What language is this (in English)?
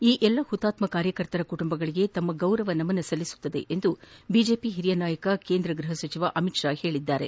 Kannada